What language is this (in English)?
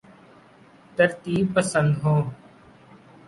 Urdu